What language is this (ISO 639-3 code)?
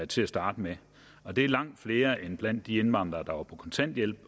dan